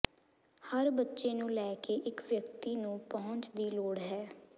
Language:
Punjabi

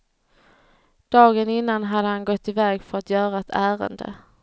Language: Swedish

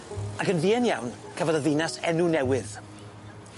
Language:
Welsh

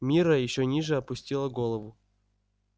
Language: Russian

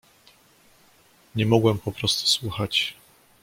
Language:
Polish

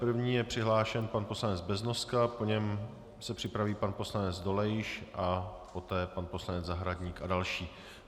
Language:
Czech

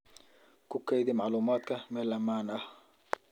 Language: Somali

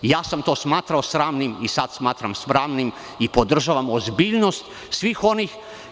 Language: Serbian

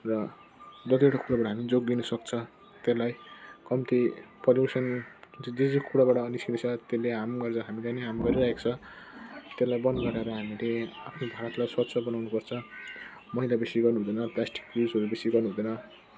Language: Nepali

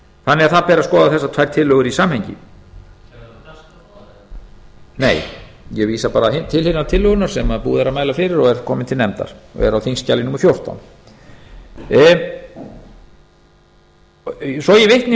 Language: Icelandic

